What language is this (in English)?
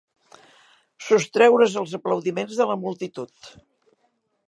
Catalan